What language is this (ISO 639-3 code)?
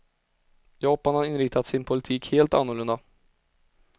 swe